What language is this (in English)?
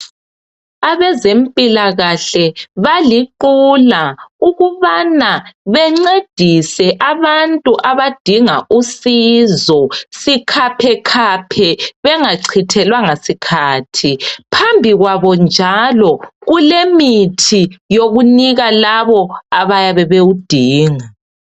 North Ndebele